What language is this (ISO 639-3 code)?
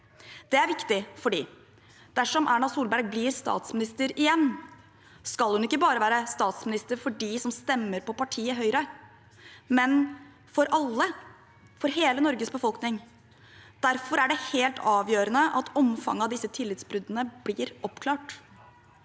nor